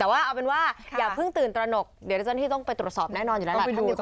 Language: Thai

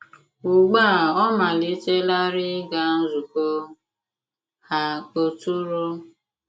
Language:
Igbo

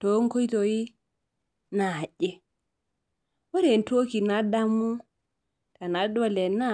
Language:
Masai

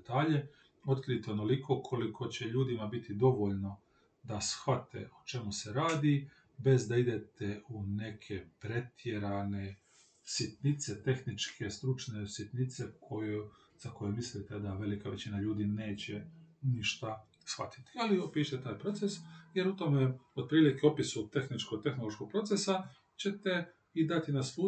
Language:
Croatian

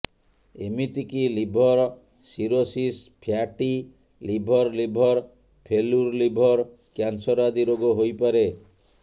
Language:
Odia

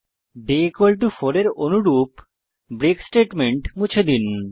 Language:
Bangla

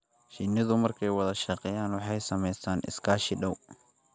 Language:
Somali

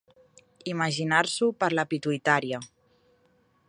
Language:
Catalan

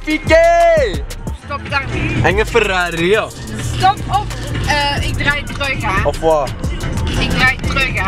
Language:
Dutch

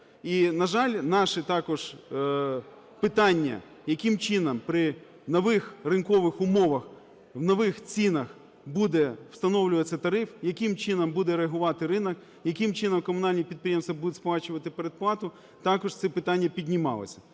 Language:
Ukrainian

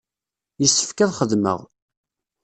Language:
Kabyle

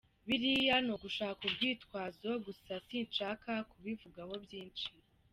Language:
Kinyarwanda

